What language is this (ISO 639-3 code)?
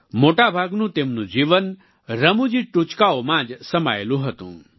guj